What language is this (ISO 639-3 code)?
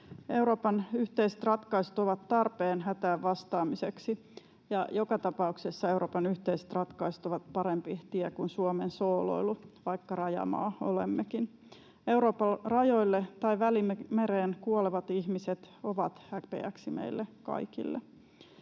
fin